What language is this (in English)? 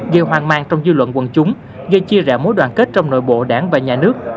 Vietnamese